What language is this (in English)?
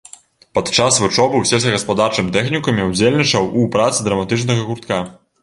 Belarusian